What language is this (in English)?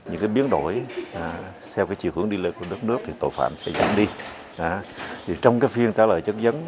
Vietnamese